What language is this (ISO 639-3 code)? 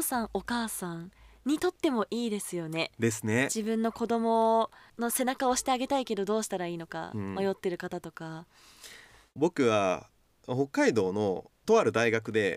jpn